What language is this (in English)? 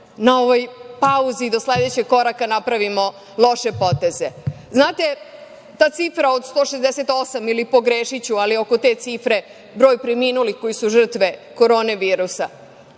Serbian